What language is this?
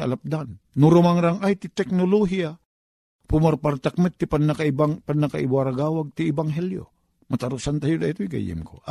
Filipino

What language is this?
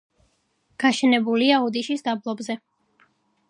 Georgian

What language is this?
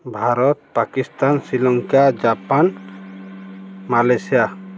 Odia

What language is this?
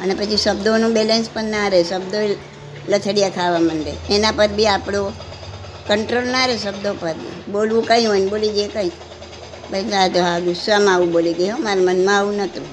Gujarati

